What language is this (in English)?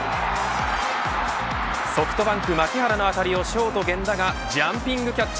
Japanese